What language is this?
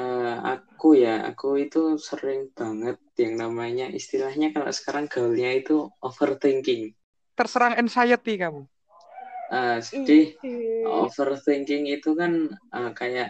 Indonesian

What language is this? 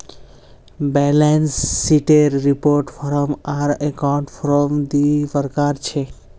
Magahi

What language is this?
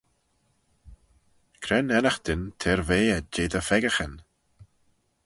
Manx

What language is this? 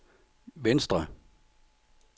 Danish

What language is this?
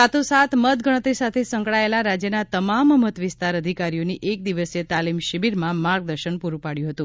Gujarati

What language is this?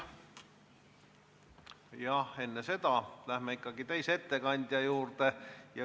Estonian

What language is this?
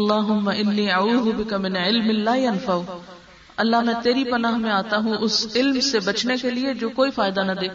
Urdu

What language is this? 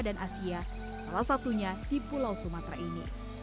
Indonesian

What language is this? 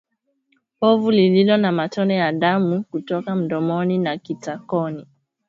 Swahili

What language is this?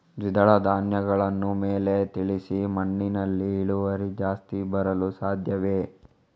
Kannada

